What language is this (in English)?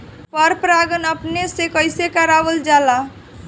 Bhojpuri